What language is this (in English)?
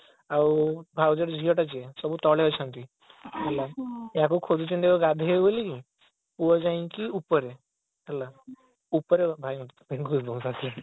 Odia